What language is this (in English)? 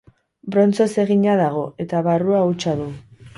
Basque